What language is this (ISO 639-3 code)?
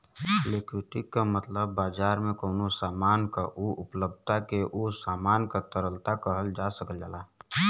bho